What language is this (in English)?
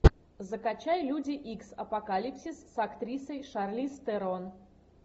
Russian